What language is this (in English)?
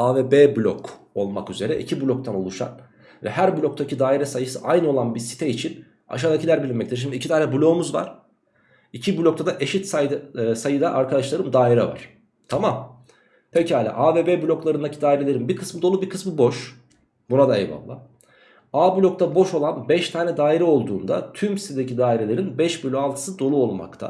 Turkish